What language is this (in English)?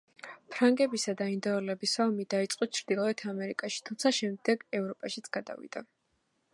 Georgian